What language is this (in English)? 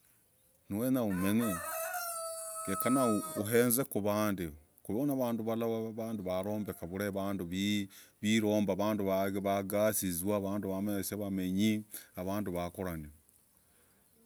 Logooli